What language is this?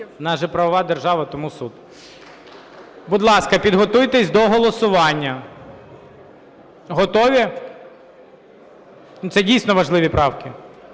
Ukrainian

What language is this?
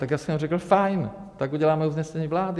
Czech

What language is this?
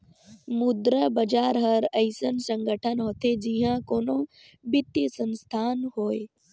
Chhattisgarhi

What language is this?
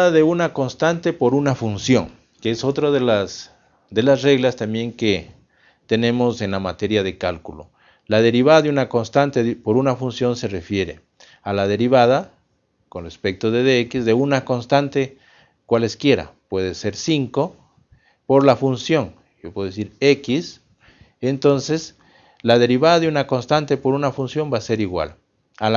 Spanish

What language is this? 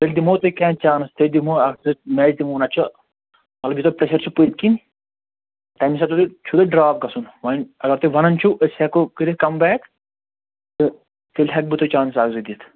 Kashmiri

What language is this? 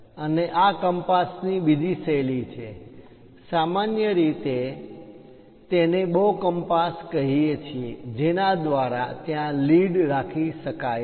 Gujarati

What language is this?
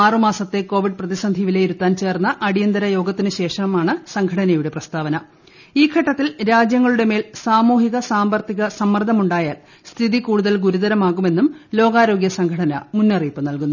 Malayalam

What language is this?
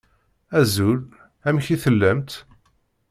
Kabyle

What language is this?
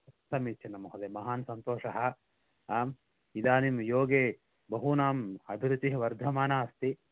Sanskrit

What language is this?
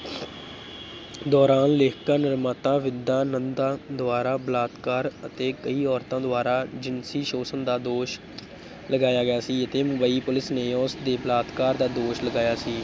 Punjabi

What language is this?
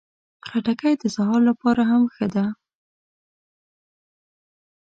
Pashto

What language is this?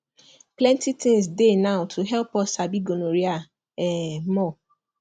Nigerian Pidgin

